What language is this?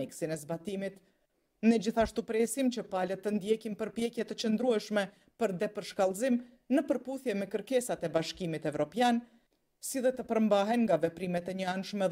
Romanian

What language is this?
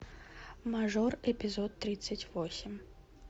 Russian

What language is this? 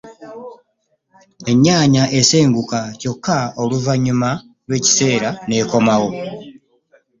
Ganda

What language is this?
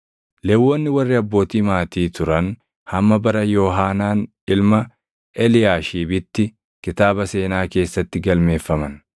Oromo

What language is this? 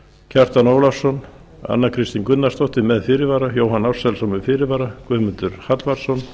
Icelandic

